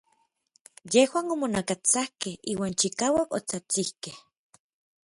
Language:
Orizaba Nahuatl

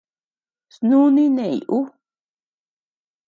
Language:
Tepeuxila Cuicatec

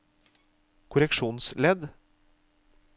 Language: Norwegian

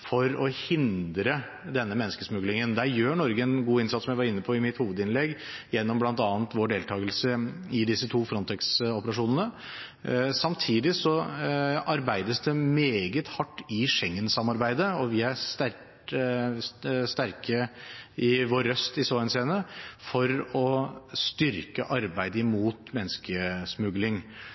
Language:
Norwegian Bokmål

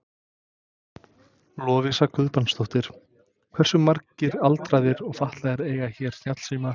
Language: Icelandic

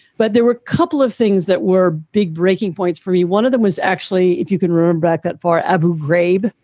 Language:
English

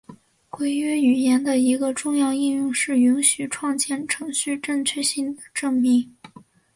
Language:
Chinese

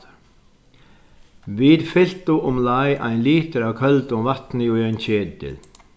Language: Faroese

